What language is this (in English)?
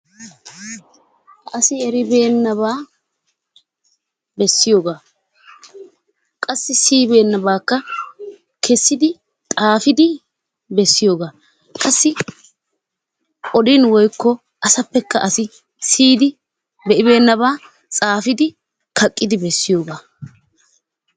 Wolaytta